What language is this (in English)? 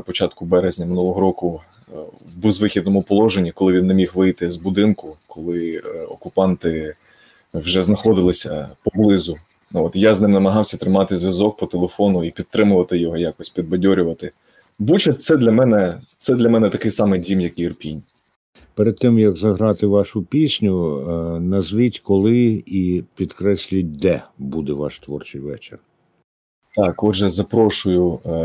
Ukrainian